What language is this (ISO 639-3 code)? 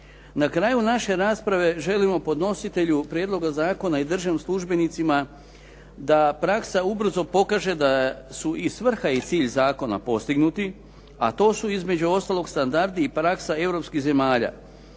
hrv